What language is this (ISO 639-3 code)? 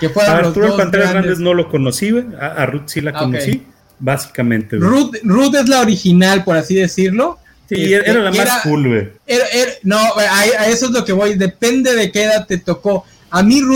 spa